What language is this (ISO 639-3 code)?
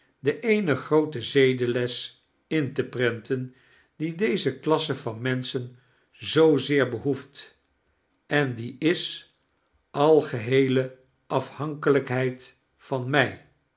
nld